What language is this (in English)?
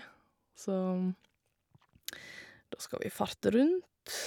Norwegian